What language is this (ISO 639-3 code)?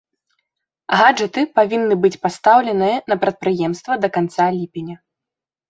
bel